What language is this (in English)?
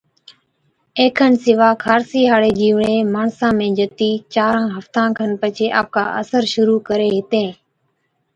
Od